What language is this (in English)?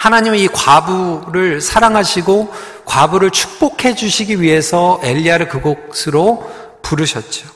Korean